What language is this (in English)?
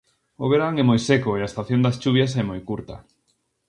Galician